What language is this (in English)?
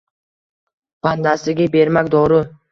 Uzbek